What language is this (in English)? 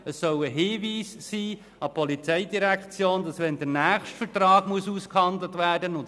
Swiss German